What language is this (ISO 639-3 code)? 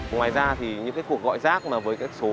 vie